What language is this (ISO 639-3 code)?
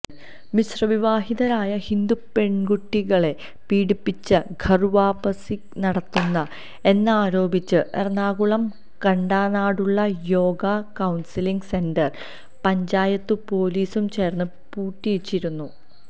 mal